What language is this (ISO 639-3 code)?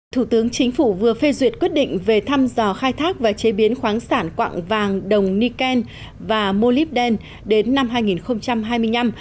vie